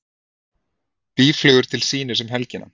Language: Icelandic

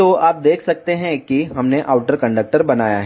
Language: Hindi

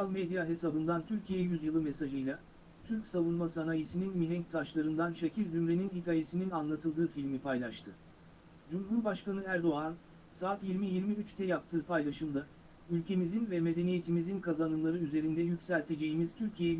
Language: Turkish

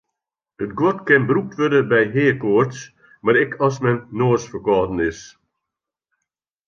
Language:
Western Frisian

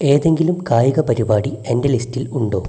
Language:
Malayalam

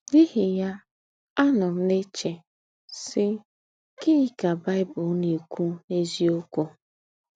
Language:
Igbo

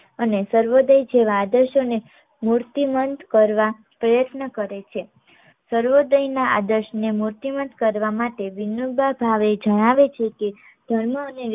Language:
Gujarati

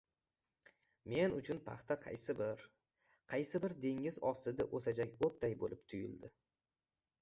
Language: Uzbek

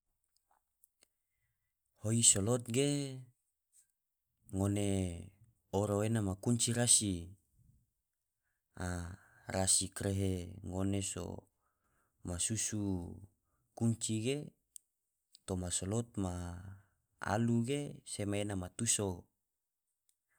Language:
Tidore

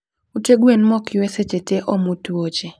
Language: Luo (Kenya and Tanzania)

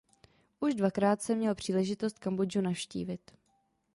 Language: Czech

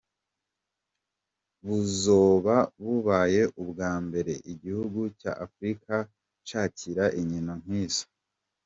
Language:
Kinyarwanda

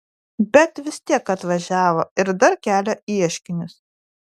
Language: Lithuanian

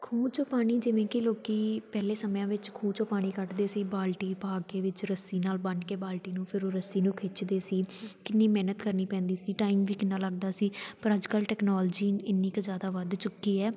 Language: Punjabi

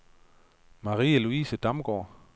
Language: Danish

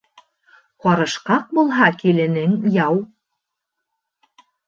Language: Bashkir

